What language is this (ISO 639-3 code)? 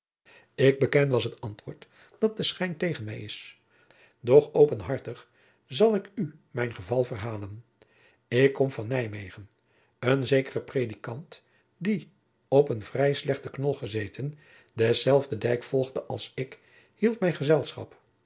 nld